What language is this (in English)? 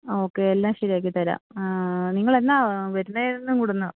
Malayalam